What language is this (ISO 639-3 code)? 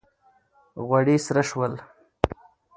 pus